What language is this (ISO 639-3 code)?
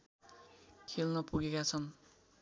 nep